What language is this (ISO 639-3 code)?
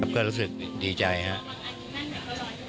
tha